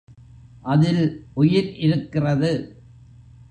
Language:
Tamil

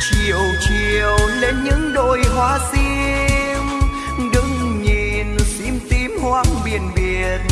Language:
Vietnamese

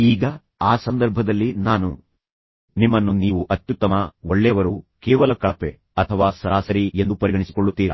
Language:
Kannada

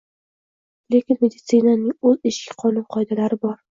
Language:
Uzbek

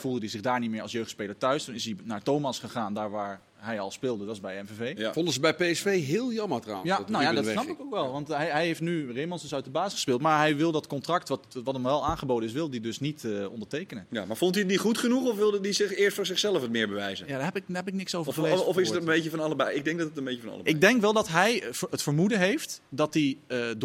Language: Dutch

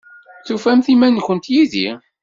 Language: Kabyle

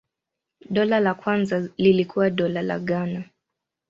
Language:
Swahili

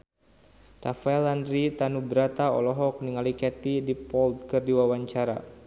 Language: Sundanese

